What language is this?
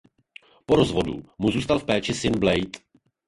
Czech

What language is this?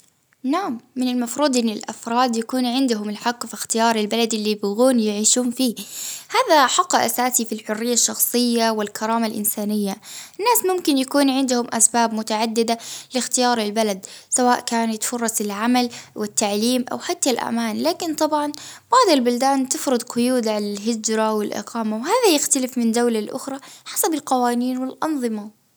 Baharna Arabic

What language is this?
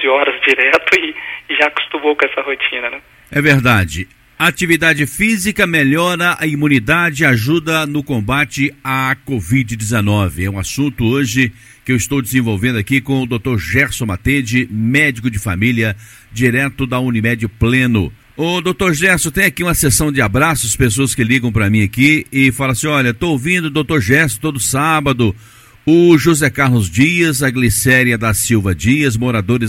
Portuguese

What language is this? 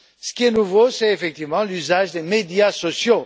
French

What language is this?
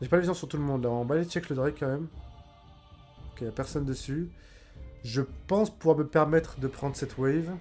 French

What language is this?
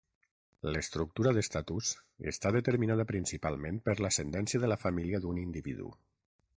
Catalan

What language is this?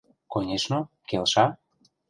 Mari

